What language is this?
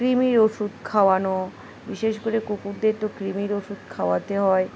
Bangla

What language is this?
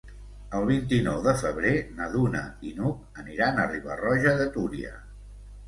Catalan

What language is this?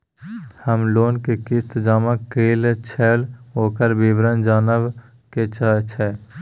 Maithili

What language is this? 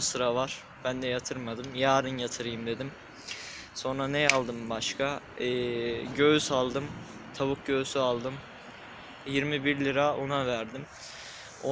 Turkish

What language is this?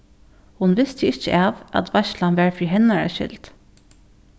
Faroese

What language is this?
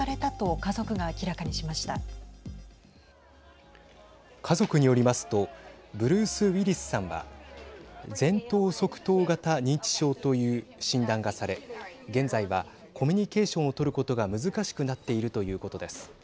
Japanese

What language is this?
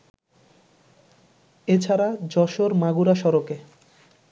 Bangla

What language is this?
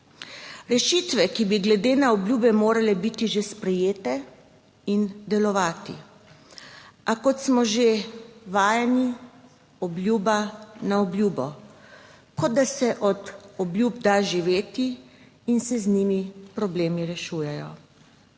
Slovenian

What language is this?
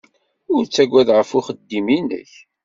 Kabyle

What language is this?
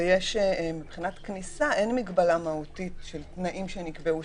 Hebrew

